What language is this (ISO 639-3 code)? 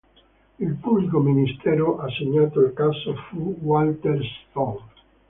ita